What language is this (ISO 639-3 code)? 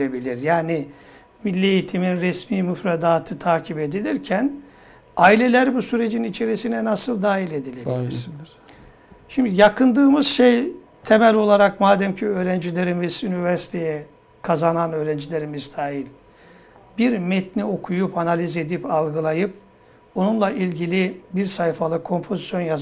tur